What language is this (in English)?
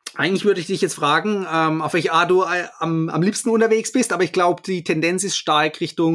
German